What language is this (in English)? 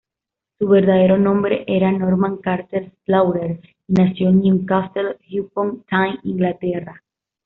Spanish